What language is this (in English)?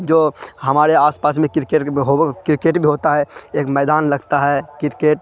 Urdu